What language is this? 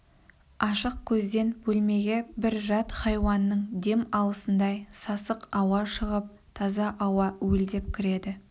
Kazakh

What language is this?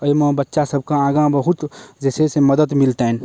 Maithili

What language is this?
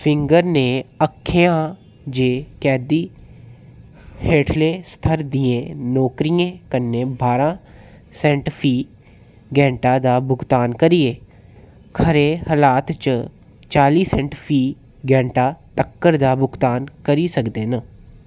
Dogri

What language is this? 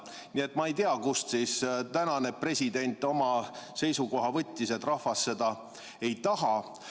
Estonian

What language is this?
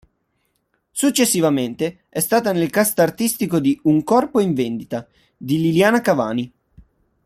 Italian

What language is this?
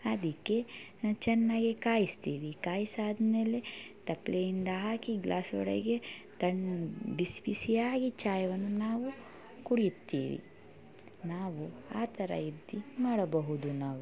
Kannada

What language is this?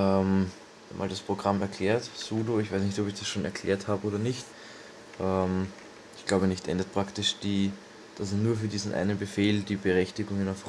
German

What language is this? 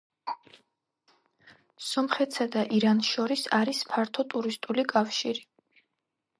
Georgian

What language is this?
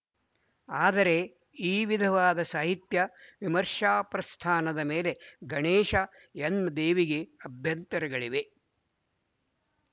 Kannada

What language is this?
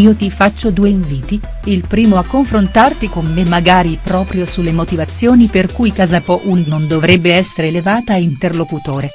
Italian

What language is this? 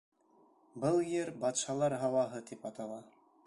Bashkir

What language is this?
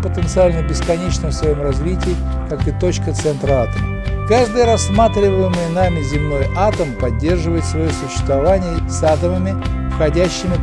Russian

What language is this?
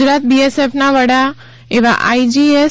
Gujarati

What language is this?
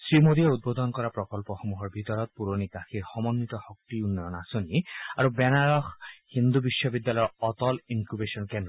Assamese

